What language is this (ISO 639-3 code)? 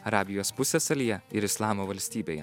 lit